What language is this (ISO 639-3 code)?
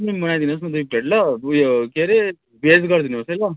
nep